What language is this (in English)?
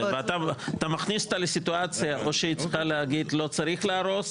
Hebrew